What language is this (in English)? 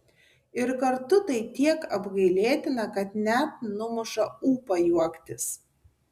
Lithuanian